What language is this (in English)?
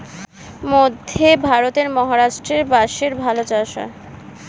Bangla